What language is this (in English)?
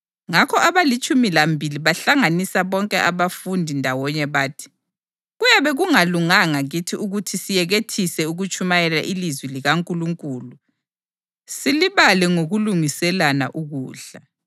North Ndebele